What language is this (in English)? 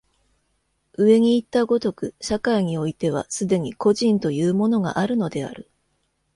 Japanese